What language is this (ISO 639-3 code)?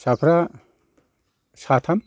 brx